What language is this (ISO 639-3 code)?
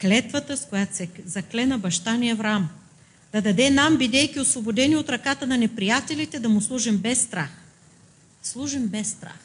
bul